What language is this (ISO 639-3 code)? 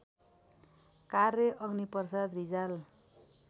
nep